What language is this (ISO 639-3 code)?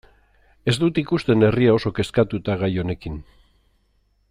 eus